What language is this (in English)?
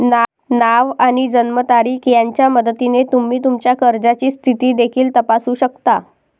Marathi